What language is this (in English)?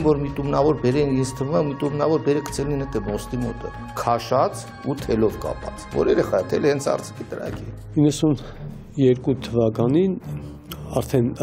Turkish